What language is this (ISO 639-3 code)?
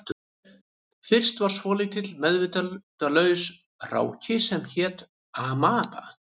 isl